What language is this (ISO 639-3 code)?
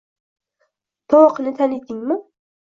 uzb